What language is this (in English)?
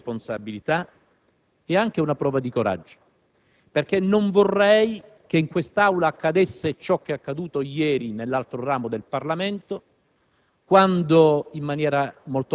Italian